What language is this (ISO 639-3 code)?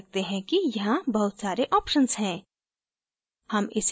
hin